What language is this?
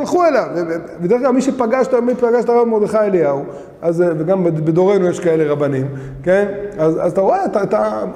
Hebrew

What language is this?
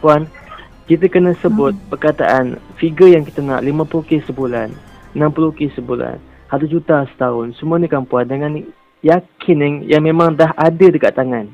Malay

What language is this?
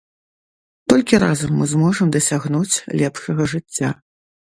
Belarusian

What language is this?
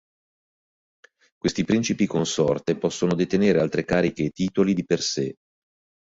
Italian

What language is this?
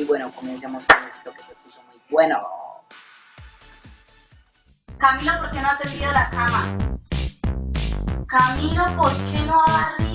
Spanish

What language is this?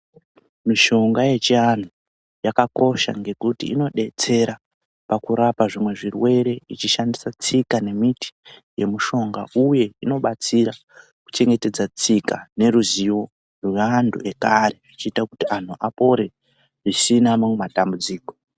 Ndau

